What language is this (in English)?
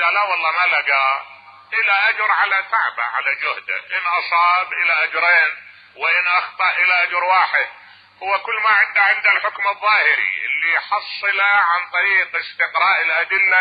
Arabic